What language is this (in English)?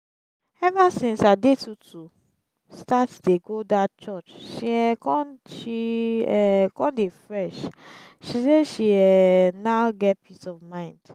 Nigerian Pidgin